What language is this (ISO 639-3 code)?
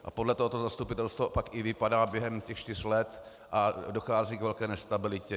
ces